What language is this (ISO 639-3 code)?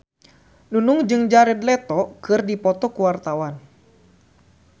sun